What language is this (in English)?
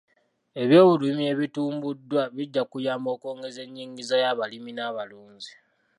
Ganda